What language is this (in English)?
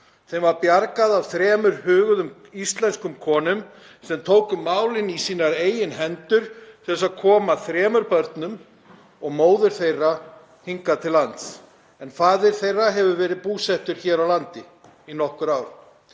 Icelandic